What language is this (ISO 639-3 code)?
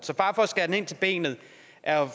dan